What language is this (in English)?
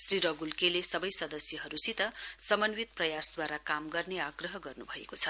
Nepali